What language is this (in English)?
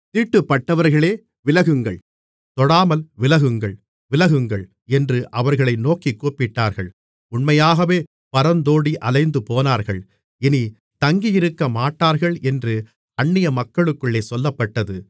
Tamil